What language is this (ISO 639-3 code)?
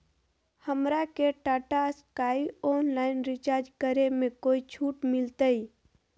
mag